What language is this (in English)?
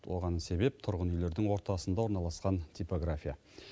Kazakh